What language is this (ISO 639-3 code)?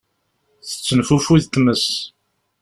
kab